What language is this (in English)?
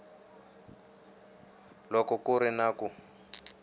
Tsonga